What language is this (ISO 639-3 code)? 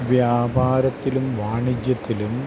mal